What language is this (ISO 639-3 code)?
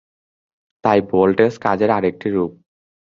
ben